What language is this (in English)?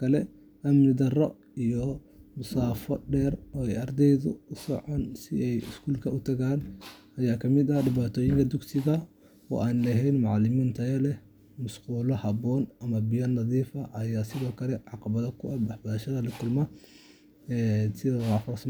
Somali